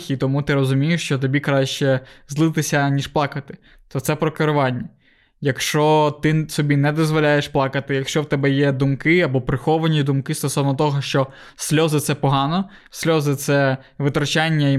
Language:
Ukrainian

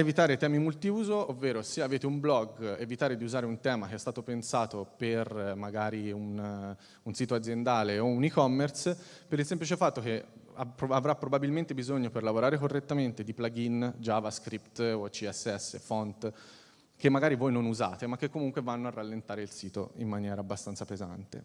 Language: Italian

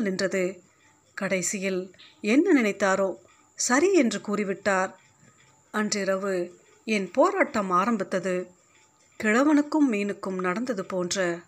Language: Tamil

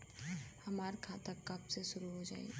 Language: Bhojpuri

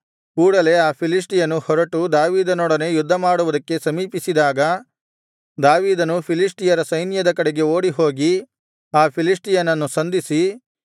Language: Kannada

